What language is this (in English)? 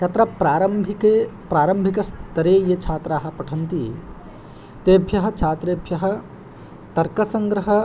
Sanskrit